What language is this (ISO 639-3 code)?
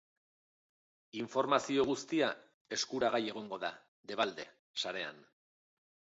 eus